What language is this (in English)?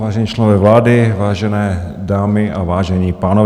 Czech